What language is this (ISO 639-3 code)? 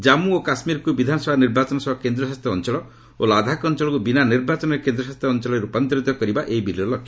ori